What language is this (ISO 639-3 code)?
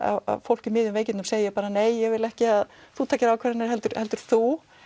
isl